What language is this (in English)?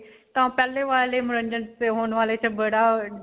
Punjabi